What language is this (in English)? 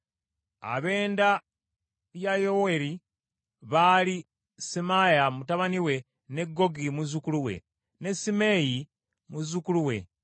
Ganda